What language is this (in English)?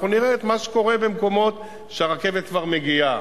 Hebrew